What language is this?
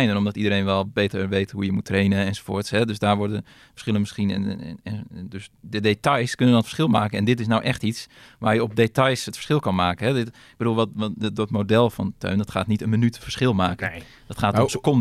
Dutch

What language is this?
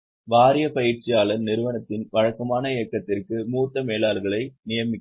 Tamil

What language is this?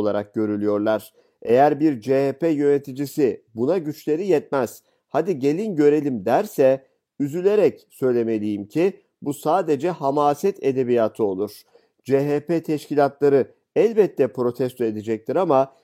Turkish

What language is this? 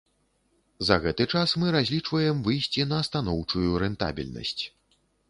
Belarusian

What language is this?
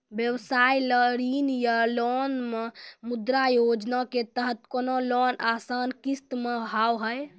Maithili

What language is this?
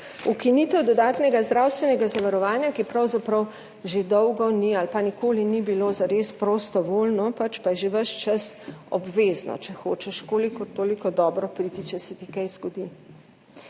Slovenian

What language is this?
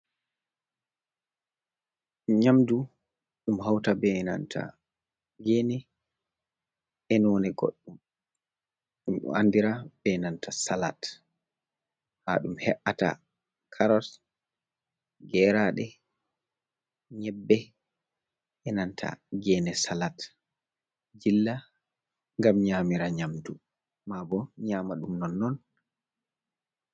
Fula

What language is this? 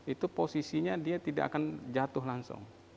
Indonesian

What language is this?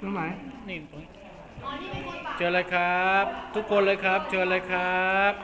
Thai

